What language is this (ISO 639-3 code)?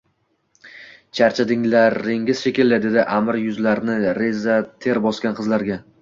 uzb